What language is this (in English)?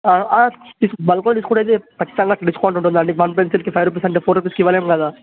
Telugu